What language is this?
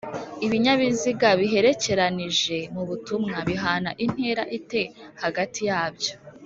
Kinyarwanda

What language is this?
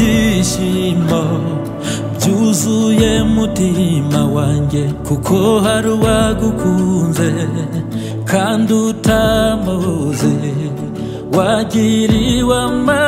Arabic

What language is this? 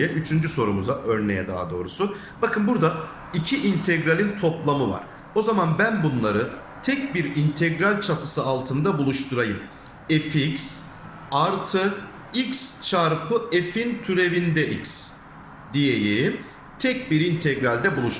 Turkish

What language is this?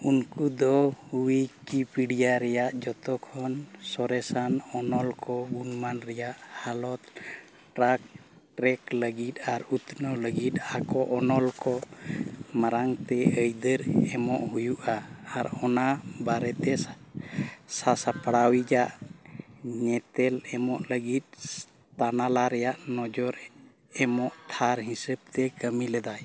Santali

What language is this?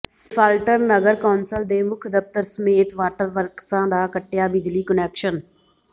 Punjabi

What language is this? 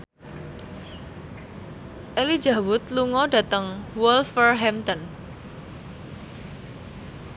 Javanese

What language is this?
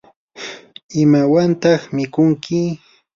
Yanahuanca Pasco Quechua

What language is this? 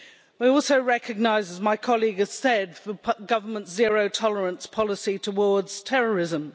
English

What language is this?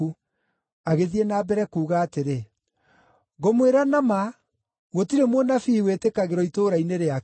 Kikuyu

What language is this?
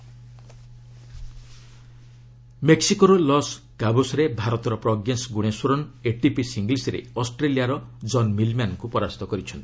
Odia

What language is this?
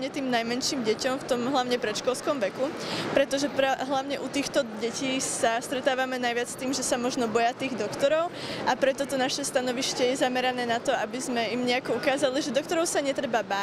Czech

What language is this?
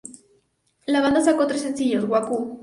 Spanish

